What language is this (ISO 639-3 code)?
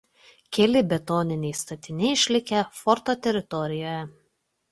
lit